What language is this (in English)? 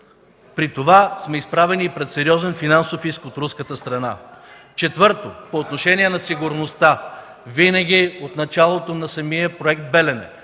Bulgarian